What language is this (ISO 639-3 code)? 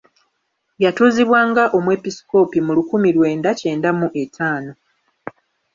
lug